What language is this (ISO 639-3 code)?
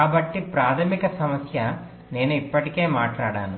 tel